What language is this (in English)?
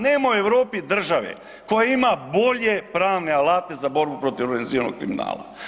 Croatian